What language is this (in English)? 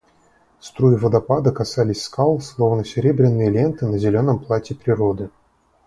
Russian